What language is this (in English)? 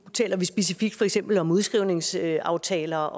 Danish